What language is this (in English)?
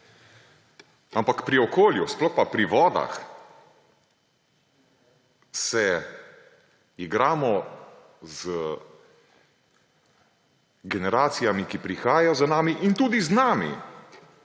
Slovenian